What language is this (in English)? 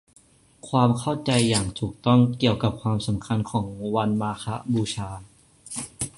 Thai